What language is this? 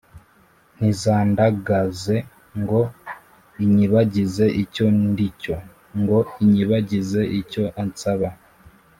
Kinyarwanda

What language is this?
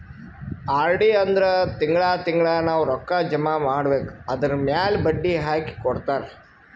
Kannada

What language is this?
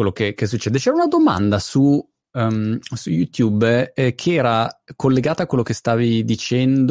Italian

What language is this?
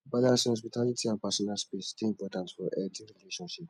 Nigerian Pidgin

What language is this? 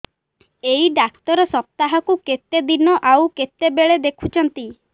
Odia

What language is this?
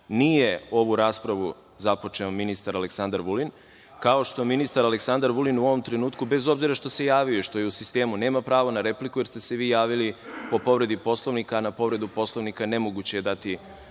Serbian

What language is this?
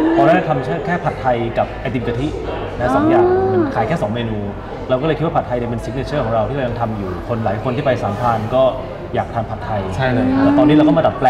Thai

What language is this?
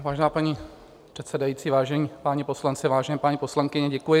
Czech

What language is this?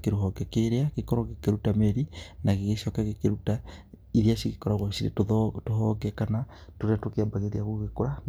Kikuyu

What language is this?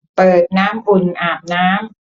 Thai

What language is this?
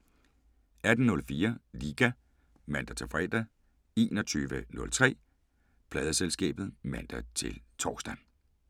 Danish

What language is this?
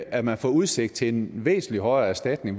Danish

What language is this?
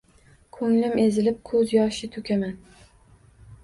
Uzbek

